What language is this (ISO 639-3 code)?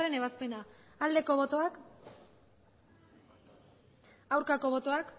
eus